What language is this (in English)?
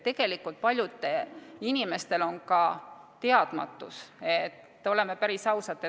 Estonian